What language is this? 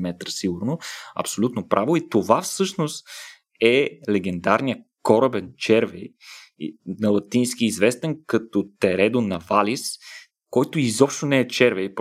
Bulgarian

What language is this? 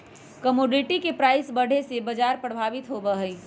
Magahi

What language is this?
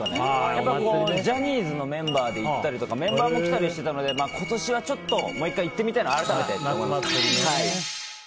Japanese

